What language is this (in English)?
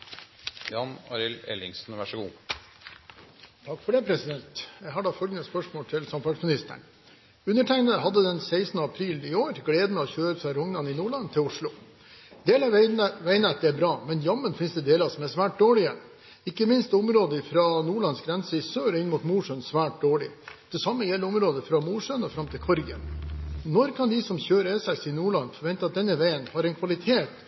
Norwegian Bokmål